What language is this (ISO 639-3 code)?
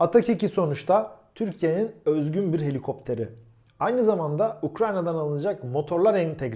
tur